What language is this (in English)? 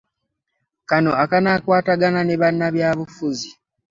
Ganda